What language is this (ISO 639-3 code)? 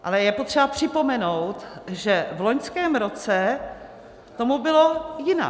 ces